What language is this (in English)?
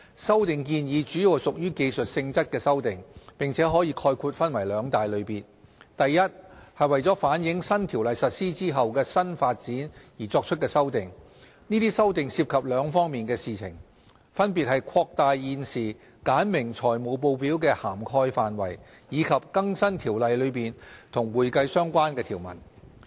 Cantonese